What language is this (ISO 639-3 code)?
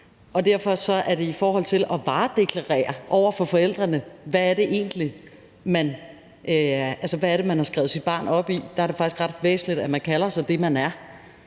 dan